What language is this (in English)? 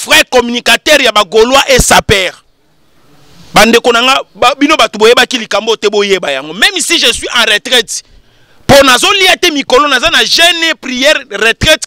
French